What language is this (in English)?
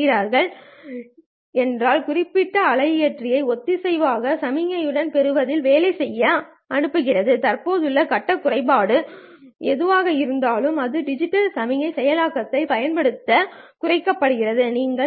Tamil